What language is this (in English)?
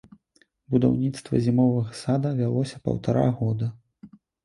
Belarusian